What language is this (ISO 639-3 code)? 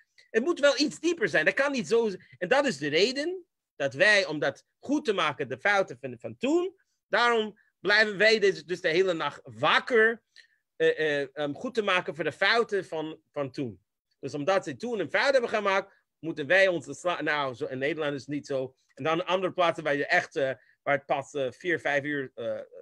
nld